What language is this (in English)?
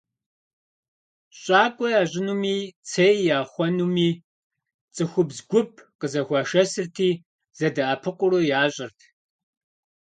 Kabardian